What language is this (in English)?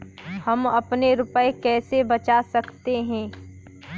Hindi